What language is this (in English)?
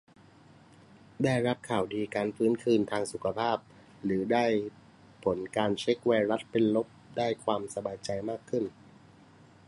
Thai